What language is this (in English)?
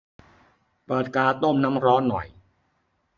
Thai